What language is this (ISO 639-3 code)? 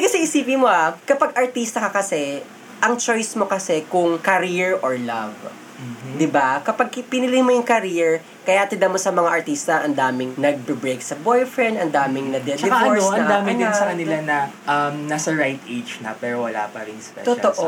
fil